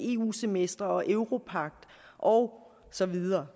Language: Danish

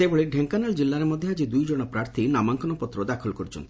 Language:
Odia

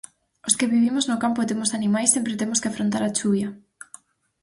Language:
Galician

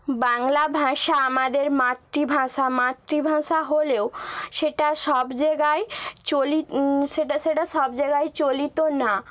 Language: Bangla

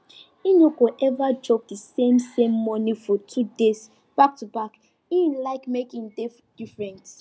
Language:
Nigerian Pidgin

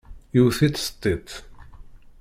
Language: Kabyle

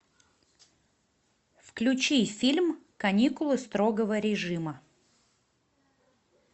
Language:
Russian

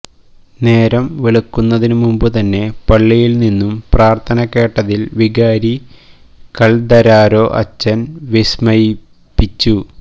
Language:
Malayalam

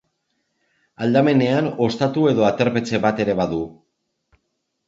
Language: Basque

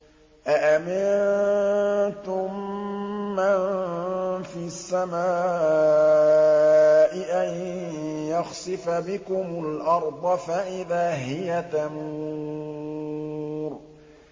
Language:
Arabic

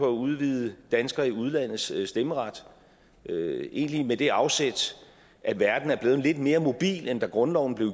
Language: Danish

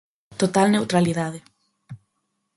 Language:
Galician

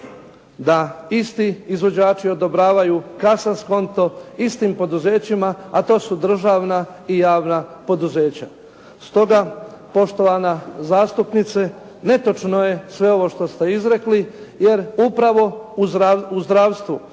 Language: Croatian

